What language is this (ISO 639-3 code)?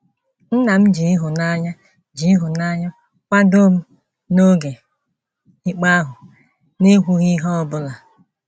ibo